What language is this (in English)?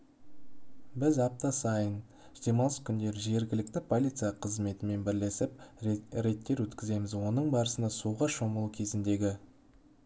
Kazakh